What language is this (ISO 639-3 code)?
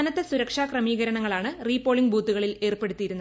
mal